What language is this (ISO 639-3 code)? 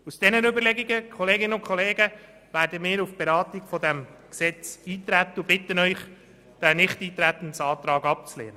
gsw